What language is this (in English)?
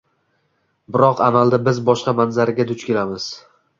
Uzbek